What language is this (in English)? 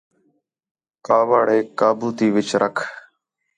Khetrani